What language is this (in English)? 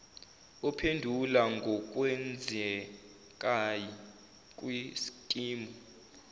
Zulu